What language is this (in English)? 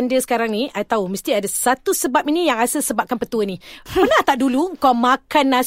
Malay